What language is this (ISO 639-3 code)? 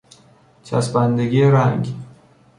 fas